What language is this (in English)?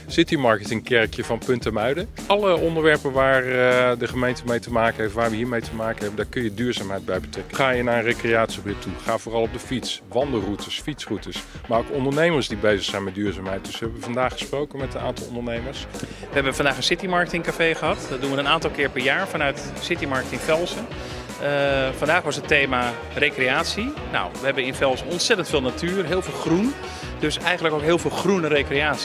Dutch